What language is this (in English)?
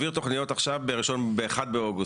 Hebrew